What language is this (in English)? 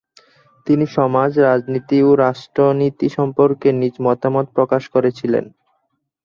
Bangla